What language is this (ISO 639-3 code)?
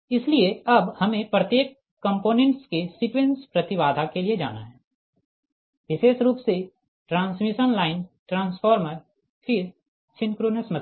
hin